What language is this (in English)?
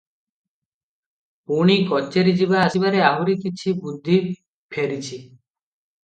Odia